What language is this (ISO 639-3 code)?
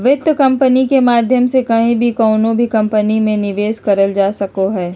mag